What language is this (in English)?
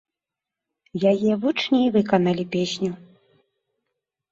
Belarusian